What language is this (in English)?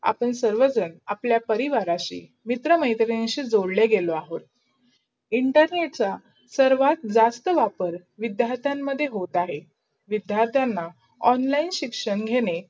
Marathi